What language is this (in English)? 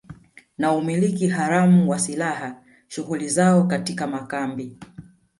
Swahili